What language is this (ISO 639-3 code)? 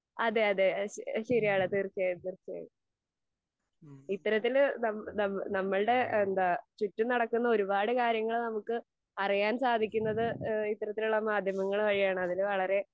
mal